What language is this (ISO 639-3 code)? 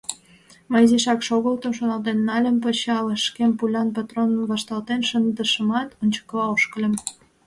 chm